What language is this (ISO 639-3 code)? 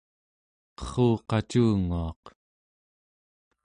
esu